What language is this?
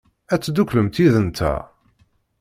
Kabyle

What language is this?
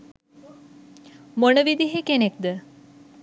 Sinhala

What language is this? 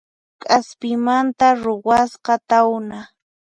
Puno Quechua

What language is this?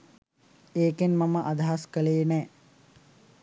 Sinhala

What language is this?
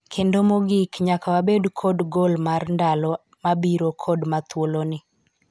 Luo (Kenya and Tanzania)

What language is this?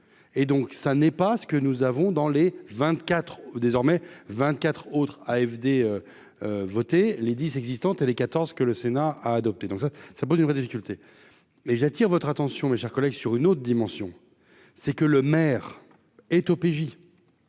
French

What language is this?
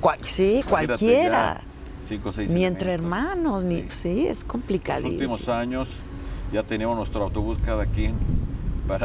Spanish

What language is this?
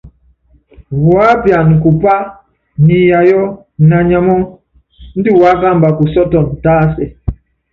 Yangben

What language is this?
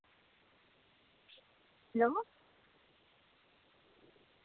Dogri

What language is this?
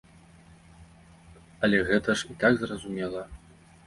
Belarusian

